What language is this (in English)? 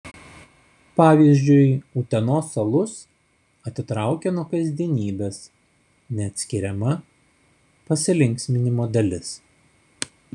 Lithuanian